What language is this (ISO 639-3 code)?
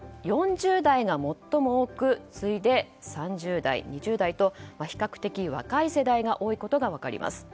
jpn